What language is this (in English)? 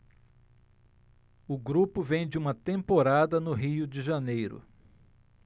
Portuguese